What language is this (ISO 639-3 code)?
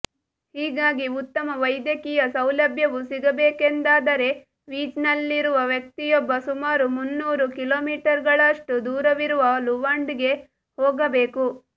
kan